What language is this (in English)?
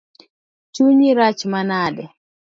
Luo (Kenya and Tanzania)